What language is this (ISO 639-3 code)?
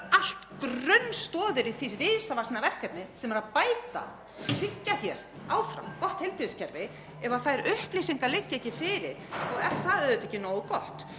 isl